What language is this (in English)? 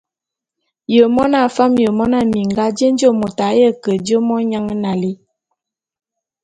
Bulu